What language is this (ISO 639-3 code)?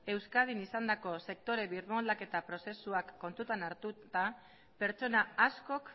eus